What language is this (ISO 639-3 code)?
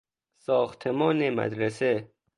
fas